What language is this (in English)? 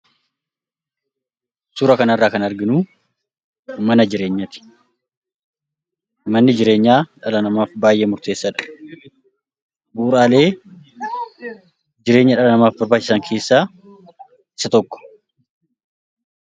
Oromo